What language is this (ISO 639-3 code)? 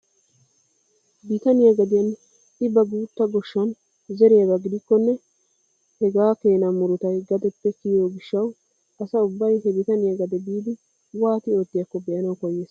wal